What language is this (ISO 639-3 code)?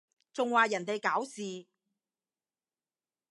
yue